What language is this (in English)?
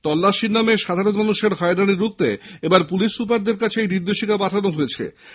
Bangla